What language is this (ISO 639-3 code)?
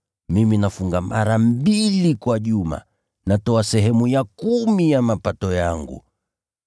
swa